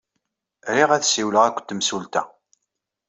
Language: Kabyle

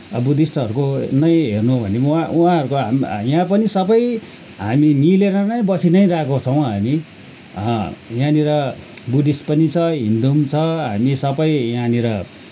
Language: Nepali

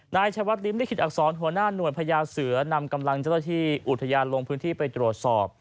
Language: Thai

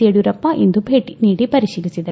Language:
Kannada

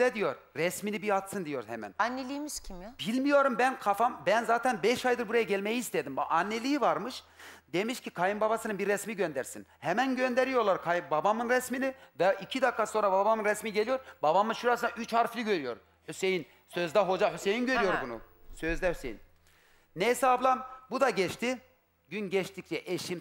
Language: Turkish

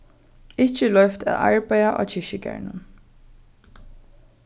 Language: Faroese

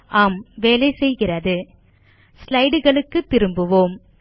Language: Tamil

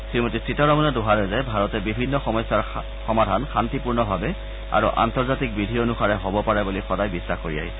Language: Assamese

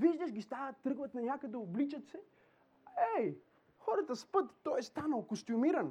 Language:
Bulgarian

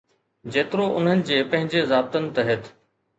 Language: Sindhi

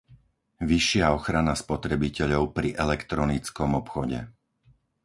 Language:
Slovak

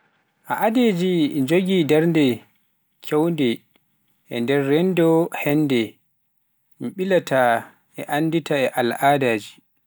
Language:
Pular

